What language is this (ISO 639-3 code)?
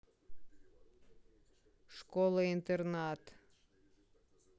rus